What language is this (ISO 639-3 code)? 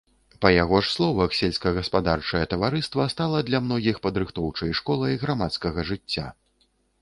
bel